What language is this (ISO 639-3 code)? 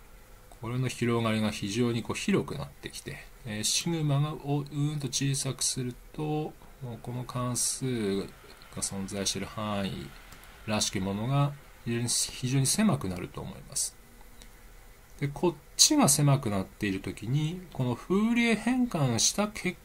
jpn